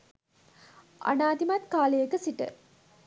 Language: Sinhala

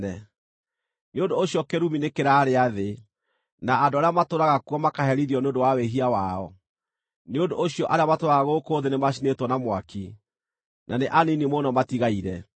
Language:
Kikuyu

